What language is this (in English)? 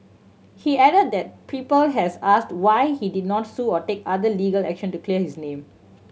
English